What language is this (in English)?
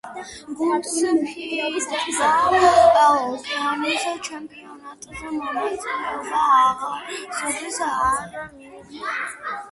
Georgian